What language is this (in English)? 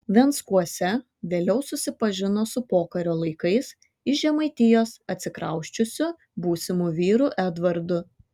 Lithuanian